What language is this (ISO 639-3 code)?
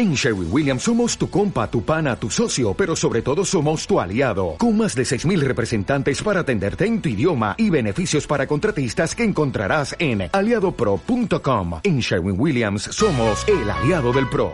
spa